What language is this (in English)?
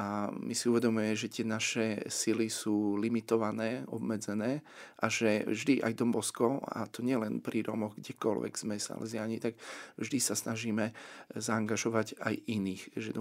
Slovak